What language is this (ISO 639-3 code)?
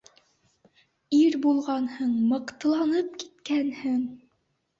bak